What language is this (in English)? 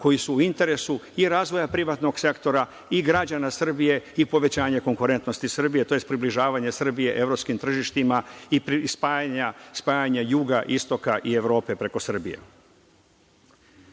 Serbian